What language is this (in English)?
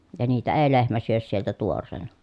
Finnish